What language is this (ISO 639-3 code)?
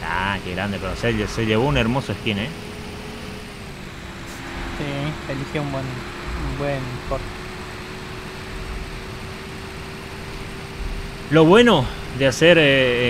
spa